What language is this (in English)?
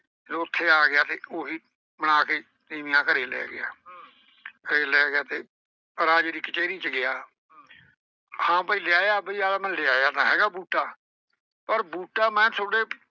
Punjabi